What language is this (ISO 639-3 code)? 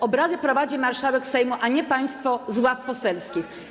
pol